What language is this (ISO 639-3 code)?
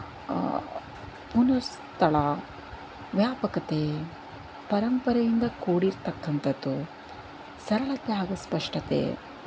kan